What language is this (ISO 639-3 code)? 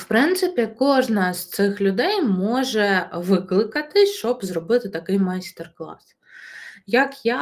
ukr